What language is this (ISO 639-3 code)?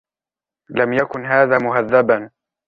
ara